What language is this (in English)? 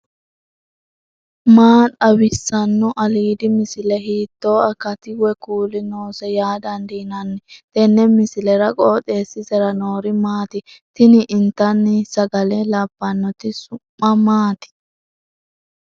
Sidamo